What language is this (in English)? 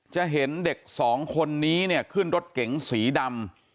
Thai